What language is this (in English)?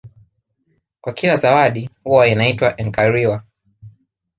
Swahili